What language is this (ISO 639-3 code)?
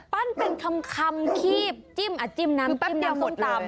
tha